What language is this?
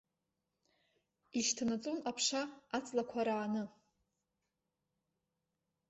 Abkhazian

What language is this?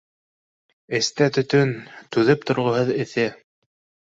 Bashkir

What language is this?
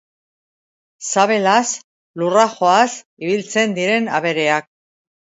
Basque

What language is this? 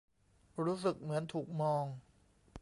Thai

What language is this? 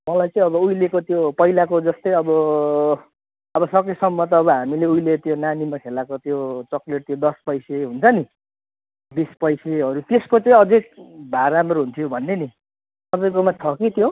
Nepali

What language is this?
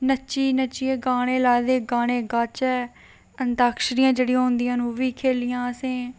Dogri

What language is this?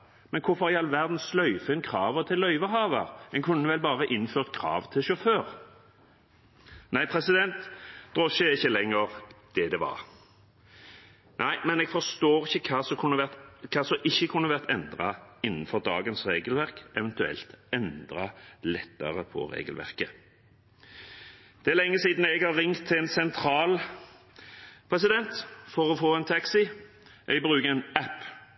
Norwegian Bokmål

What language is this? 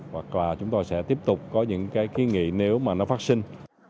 Vietnamese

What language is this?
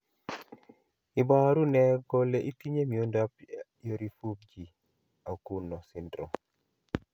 Kalenjin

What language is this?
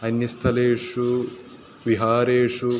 Sanskrit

